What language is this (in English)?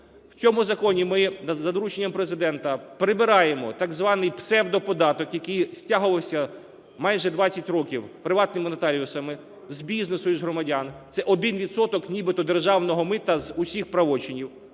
Ukrainian